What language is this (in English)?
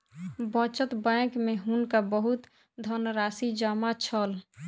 Maithili